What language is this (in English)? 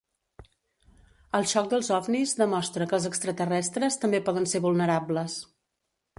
Catalan